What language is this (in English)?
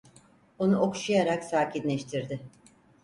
Turkish